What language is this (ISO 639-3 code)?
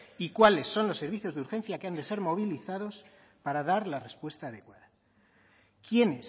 spa